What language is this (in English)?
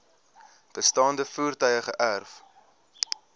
Afrikaans